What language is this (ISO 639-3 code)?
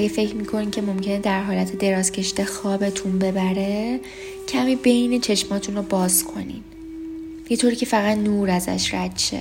fas